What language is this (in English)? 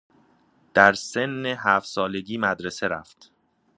Persian